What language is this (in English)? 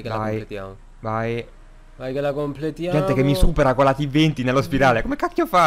Italian